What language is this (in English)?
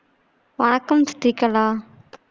Tamil